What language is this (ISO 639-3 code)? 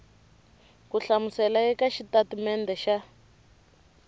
tso